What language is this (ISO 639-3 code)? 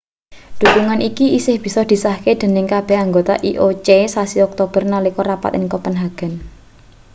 jav